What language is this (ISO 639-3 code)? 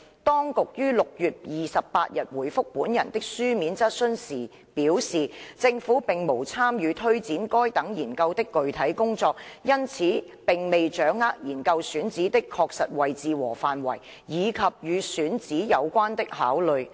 yue